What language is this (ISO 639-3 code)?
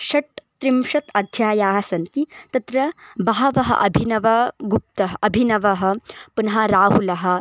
san